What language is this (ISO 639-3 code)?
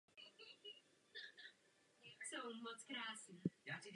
ces